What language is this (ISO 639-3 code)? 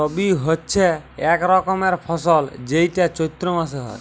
ben